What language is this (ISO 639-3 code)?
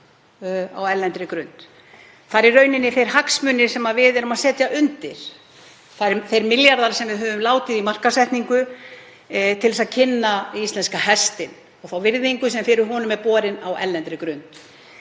isl